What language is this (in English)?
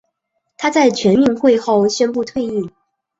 Chinese